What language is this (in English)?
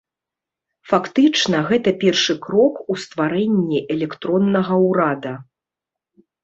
Belarusian